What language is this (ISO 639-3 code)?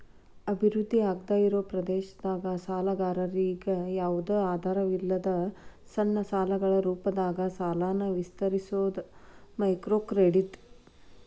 kan